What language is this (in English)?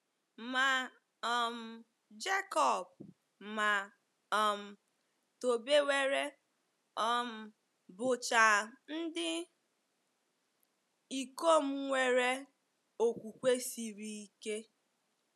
Igbo